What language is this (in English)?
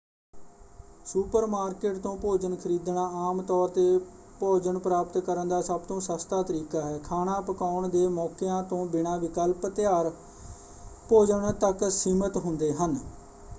Punjabi